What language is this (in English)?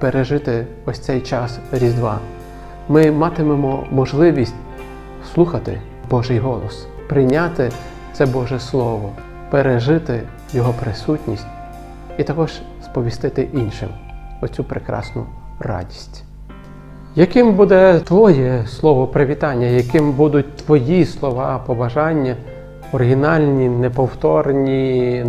Ukrainian